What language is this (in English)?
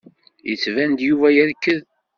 Kabyle